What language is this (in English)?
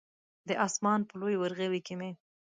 Pashto